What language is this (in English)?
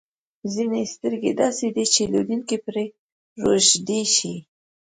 Pashto